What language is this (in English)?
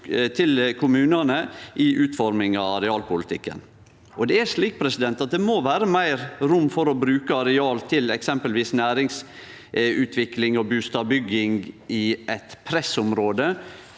Norwegian